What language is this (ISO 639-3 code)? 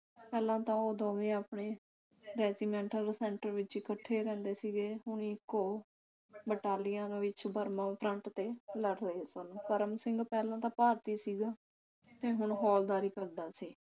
pan